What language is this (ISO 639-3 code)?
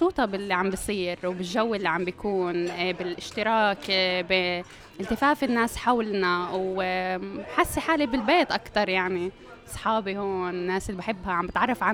ara